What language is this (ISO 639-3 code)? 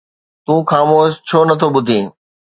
snd